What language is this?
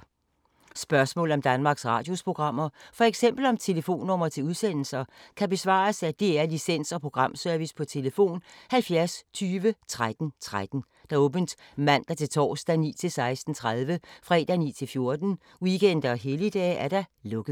Danish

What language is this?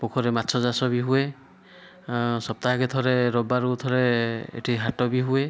Odia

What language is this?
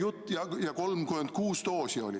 Estonian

